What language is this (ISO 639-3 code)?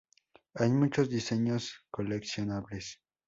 spa